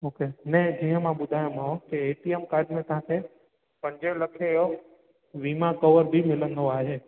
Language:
Sindhi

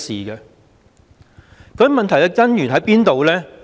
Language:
Cantonese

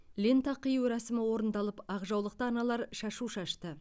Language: Kazakh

